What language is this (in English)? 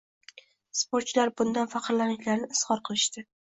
Uzbek